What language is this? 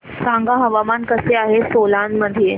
Marathi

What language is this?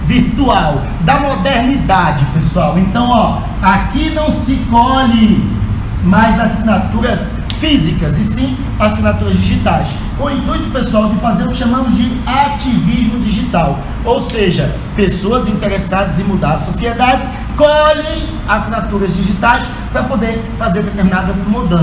Portuguese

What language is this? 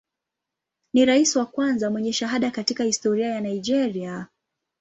Swahili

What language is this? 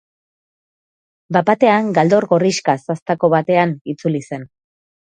Basque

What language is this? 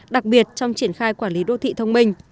Vietnamese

